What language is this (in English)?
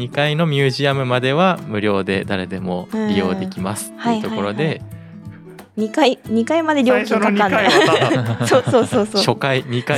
Japanese